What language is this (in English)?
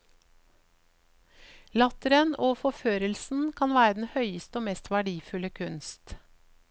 Norwegian